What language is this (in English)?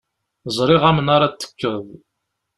Kabyle